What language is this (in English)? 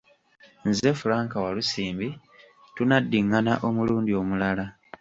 Ganda